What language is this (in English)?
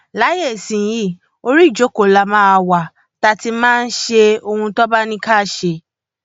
Yoruba